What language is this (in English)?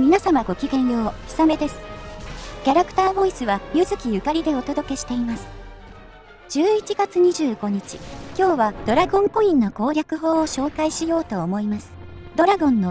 Japanese